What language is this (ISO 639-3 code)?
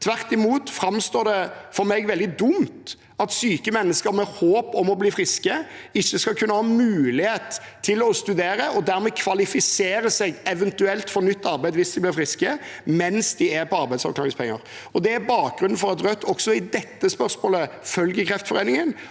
nor